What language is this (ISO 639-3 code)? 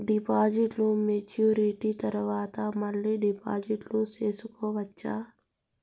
tel